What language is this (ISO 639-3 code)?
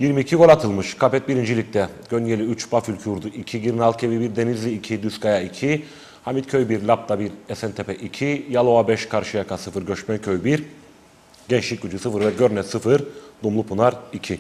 tur